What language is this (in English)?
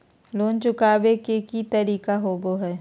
Magahi